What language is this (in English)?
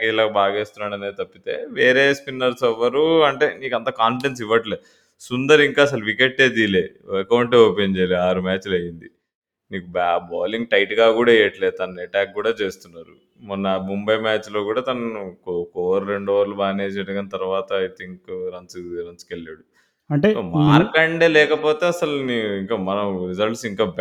Telugu